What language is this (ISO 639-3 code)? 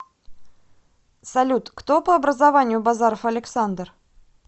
rus